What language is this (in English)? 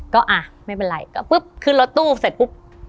Thai